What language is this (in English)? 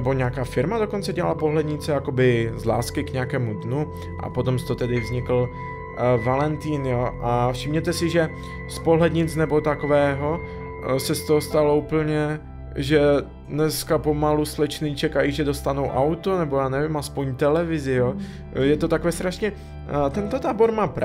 Czech